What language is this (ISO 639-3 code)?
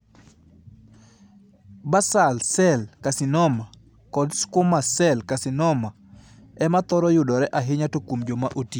luo